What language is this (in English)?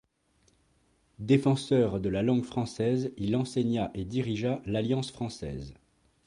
French